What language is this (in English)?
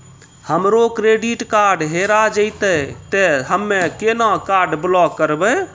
Maithili